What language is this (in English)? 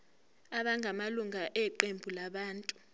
Zulu